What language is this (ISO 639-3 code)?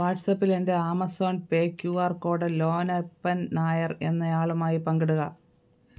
mal